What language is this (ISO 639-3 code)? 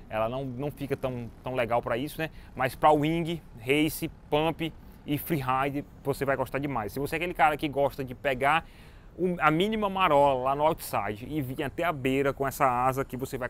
por